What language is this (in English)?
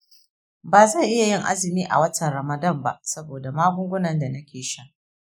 Hausa